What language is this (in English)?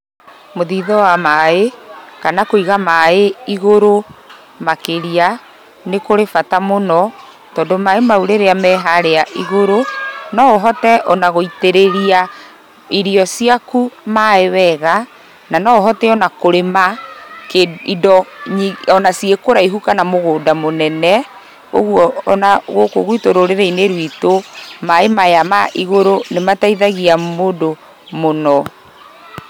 Kikuyu